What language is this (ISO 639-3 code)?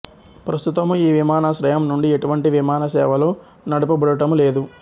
tel